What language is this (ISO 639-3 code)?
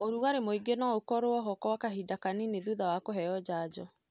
kik